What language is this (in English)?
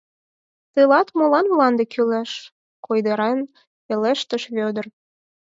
Mari